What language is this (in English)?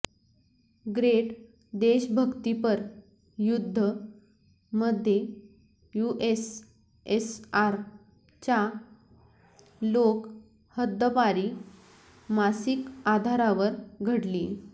Marathi